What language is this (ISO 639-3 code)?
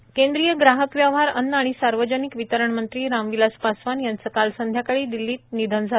mar